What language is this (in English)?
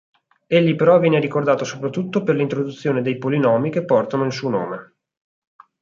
Italian